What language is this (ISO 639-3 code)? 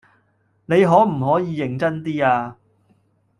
yue